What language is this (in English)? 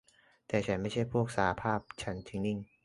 Thai